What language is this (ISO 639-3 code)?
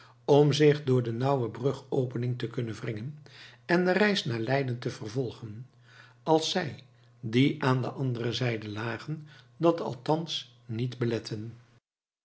nld